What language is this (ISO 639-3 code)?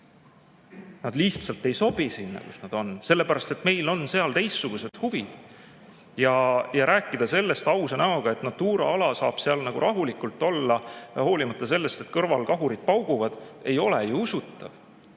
est